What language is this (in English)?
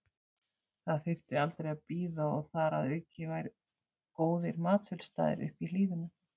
Icelandic